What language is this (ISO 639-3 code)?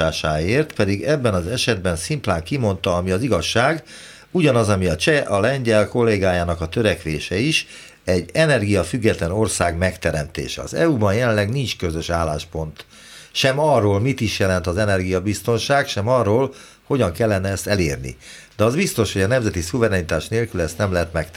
hun